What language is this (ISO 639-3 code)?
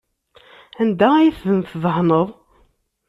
kab